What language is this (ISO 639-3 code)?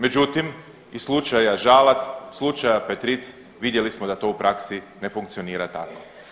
hrv